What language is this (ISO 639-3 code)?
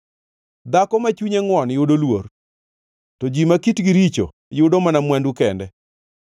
luo